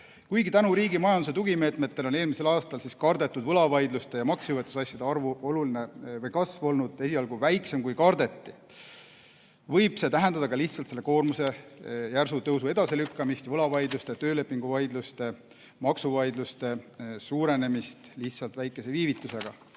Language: Estonian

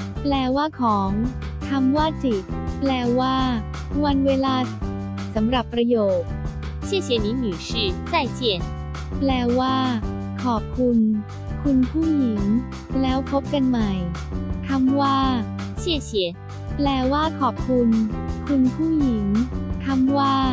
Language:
Thai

